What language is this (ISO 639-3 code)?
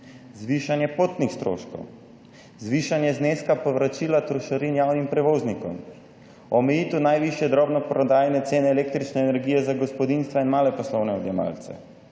slv